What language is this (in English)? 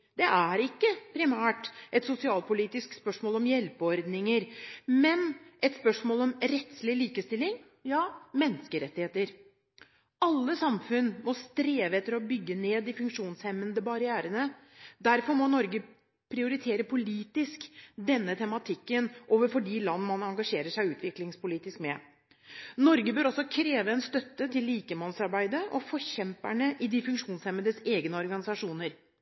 Norwegian Bokmål